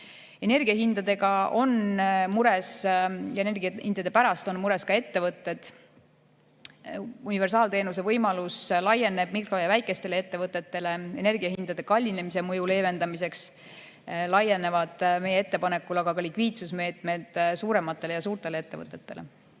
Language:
Estonian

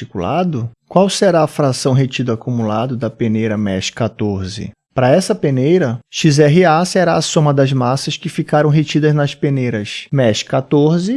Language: Portuguese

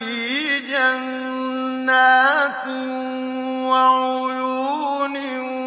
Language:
Arabic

